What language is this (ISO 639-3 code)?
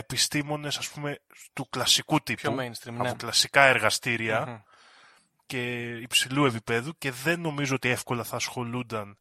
ell